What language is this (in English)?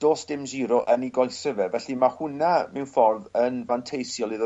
Welsh